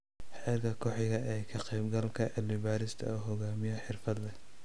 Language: Somali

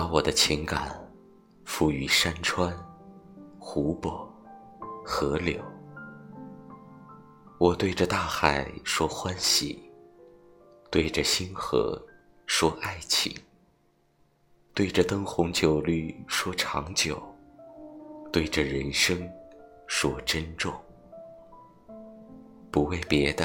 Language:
Chinese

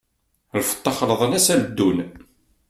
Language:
Kabyle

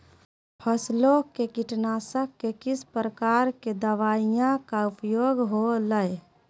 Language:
Magahi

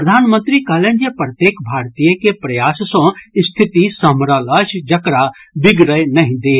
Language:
Maithili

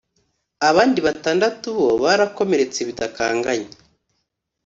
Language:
Kinyarwanda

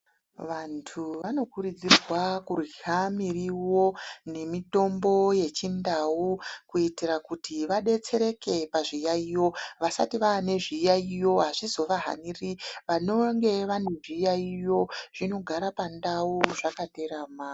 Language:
Ndau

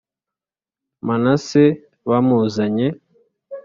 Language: Kinyarwanda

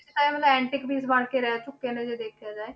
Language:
Punjabi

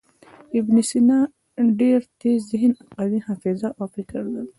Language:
Pashto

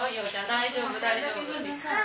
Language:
Japanese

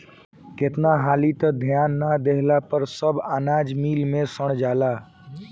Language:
Bhojpuri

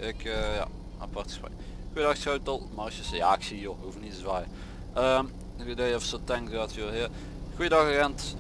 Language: Dutch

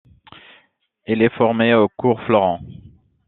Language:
French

